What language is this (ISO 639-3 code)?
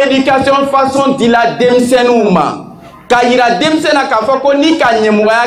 fra